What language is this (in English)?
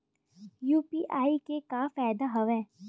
Chhattisgarhi